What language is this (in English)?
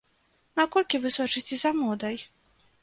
Belarusian